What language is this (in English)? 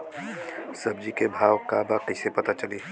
Bhojpuri